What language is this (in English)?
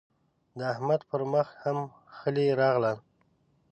Pashto